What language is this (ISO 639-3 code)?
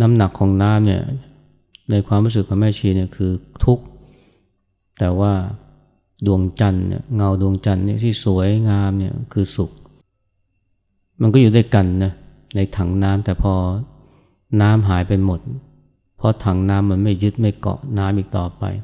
tha